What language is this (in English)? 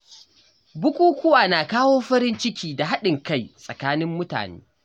Hausa